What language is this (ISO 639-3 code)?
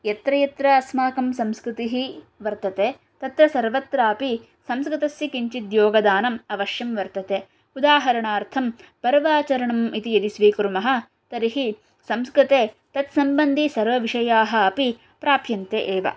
san